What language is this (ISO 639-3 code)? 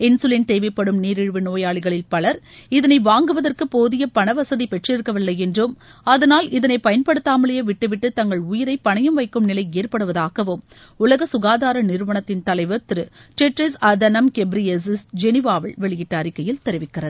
tam